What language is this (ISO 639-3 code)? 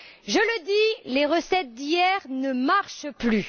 fra